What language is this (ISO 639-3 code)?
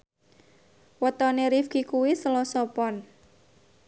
jav